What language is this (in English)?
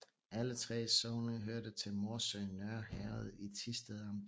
Danish